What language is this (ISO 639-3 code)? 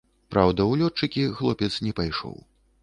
bel